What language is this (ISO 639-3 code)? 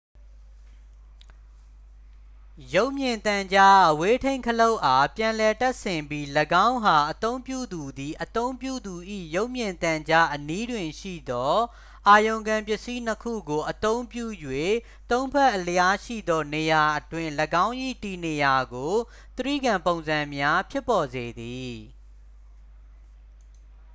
mya